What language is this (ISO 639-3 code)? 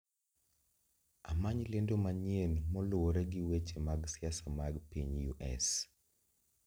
luo